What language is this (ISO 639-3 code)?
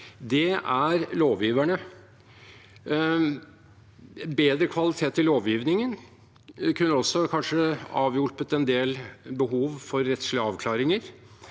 nor